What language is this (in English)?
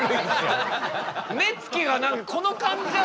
Japanese